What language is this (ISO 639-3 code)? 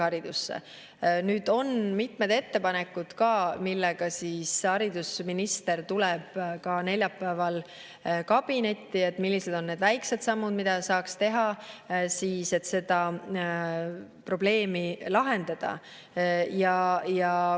est